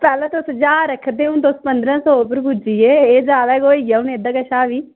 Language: Dogri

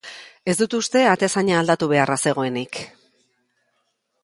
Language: Basque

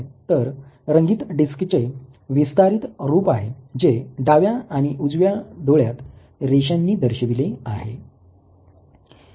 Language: Marathi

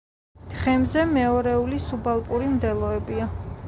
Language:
Georgian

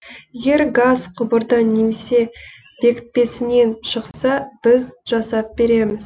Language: Kazakh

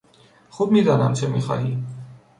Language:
Persian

